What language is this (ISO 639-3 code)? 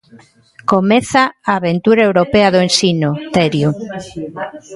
glg